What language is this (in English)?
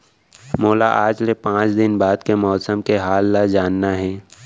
Chhattisgarhi